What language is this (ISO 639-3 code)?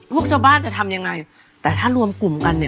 tha